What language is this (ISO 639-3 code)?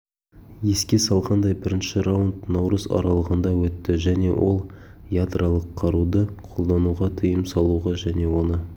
kaz